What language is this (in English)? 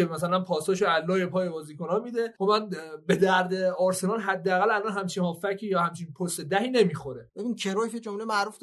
Persian